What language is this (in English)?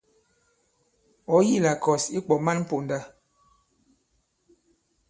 Bankon